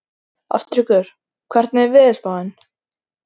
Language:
Icelandic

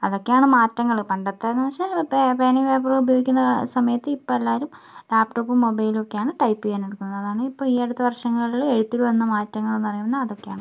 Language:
Malayalam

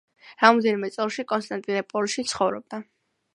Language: Georgian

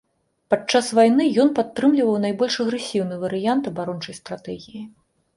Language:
Belarusian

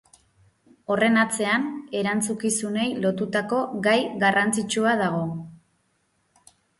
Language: Basque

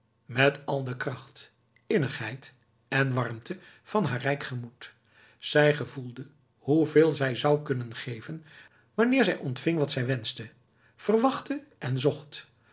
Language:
Dutch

